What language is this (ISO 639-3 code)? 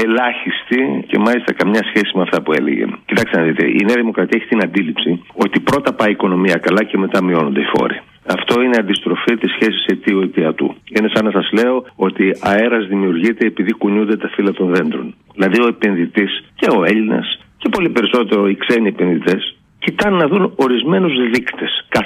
ell